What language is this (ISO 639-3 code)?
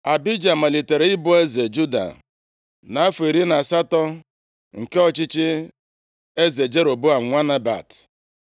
ibo